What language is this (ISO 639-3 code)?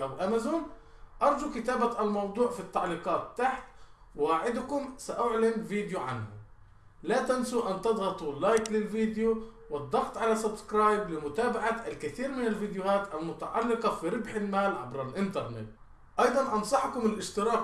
ara